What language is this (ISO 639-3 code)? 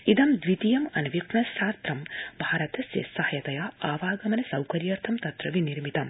san